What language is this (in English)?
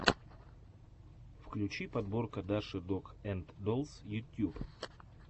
Russian